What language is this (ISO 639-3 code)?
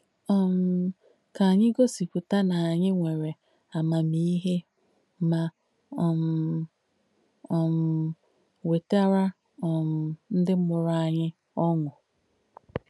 ibo